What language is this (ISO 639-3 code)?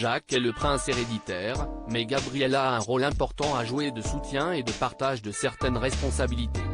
fra